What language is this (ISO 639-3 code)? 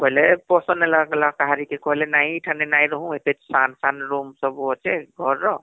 ori